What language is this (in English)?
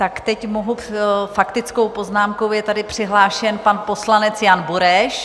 Czech